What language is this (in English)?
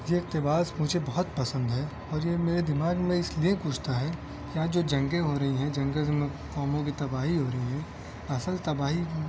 Urdu